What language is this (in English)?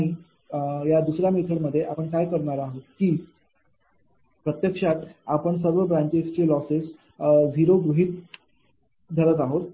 Marathi